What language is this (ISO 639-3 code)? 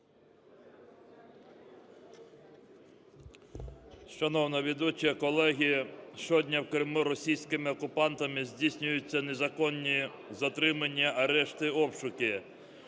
ukr